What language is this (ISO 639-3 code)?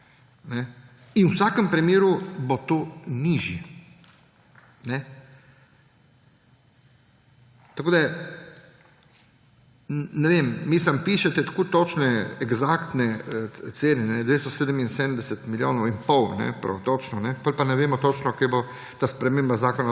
slv